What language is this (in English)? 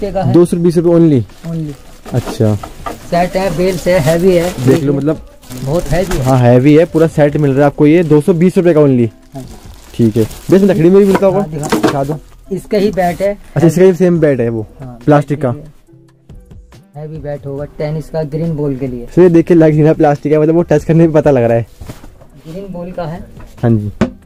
Hindi